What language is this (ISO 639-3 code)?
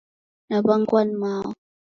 dav